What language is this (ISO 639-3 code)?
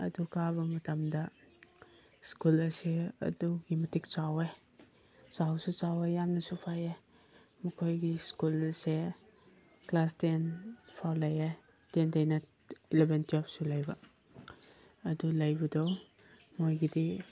mni